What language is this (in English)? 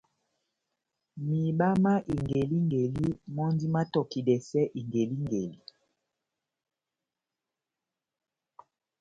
Batanga